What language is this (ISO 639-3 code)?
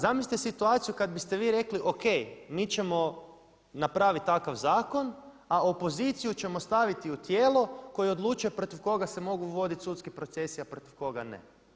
hrv